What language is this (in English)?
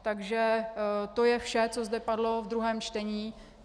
Czech